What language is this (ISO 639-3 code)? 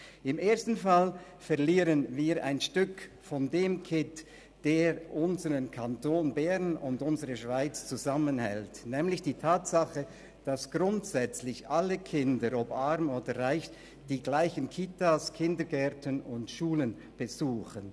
gsw